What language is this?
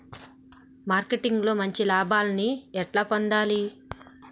Telugu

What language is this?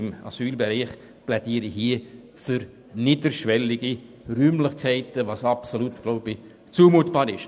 Swiss German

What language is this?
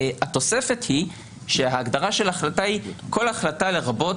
Hebrew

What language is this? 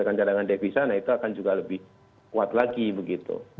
Indonesian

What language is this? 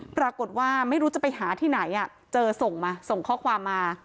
Thai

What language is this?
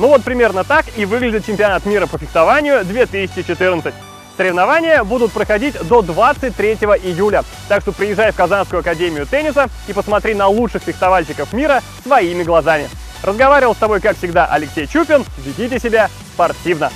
Russian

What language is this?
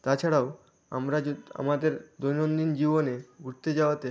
Bangla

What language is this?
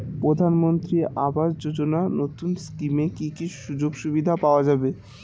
Bangla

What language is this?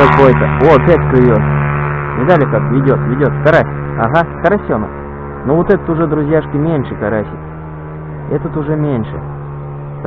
Russian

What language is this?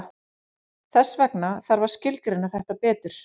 Icelandic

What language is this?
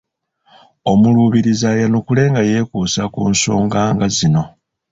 Ganda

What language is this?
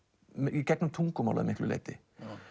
Icelandic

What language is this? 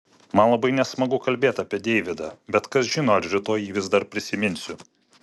Lithuanian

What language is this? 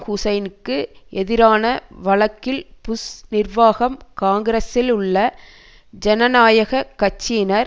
Tamil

